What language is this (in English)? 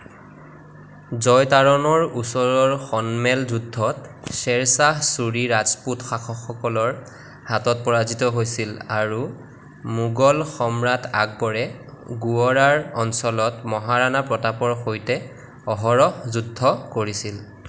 Assamese